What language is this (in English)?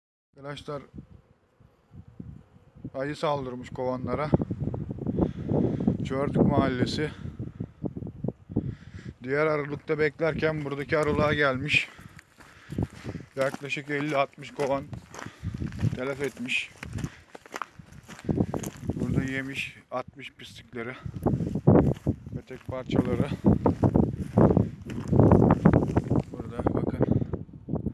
Turkish